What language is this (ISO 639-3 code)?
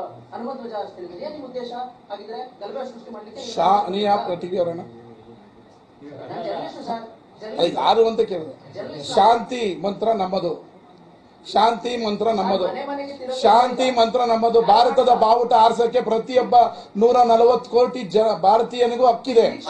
kan